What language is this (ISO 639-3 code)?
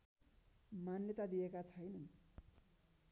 nep